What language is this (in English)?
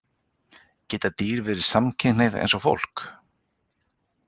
Icelandic